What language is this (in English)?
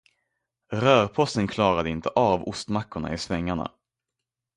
Swedish